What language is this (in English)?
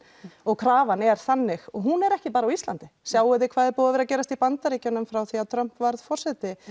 Icelandic